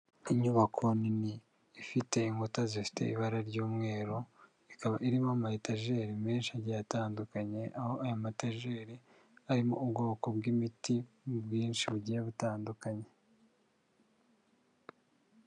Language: Kinyarwanda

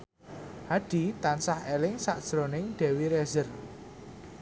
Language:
Javanese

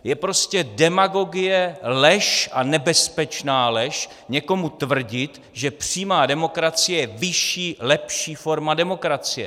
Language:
Czech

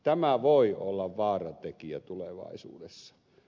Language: Finnish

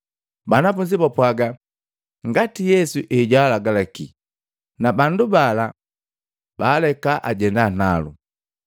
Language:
Matengo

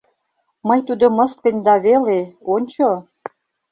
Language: Mari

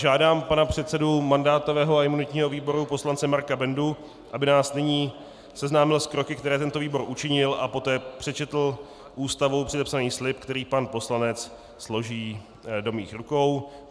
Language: Czech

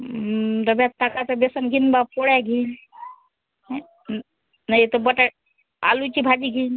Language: Marathi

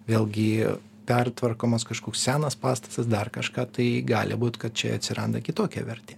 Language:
Lithuanian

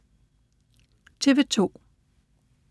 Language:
Danish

